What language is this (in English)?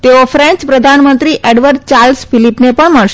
Gujarati